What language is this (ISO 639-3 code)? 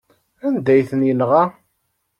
kab